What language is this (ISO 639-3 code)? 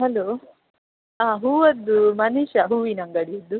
kan